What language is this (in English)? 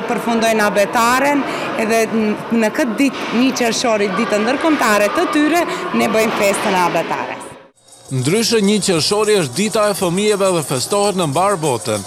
Romanian